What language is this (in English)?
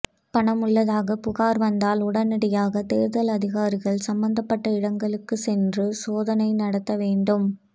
Tamil